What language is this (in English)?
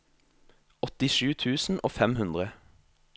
Norwegian